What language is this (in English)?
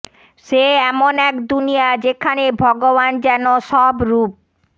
Bangla